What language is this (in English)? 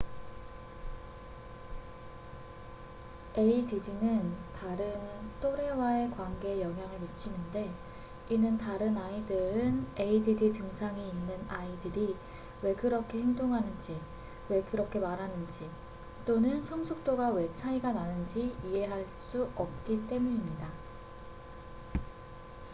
Korean